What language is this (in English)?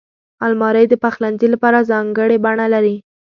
Pashto